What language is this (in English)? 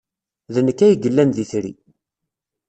Kabyle